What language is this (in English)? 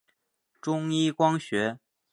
Chinese